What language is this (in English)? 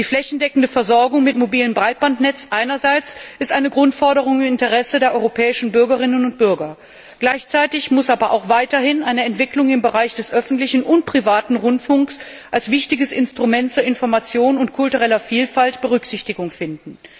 German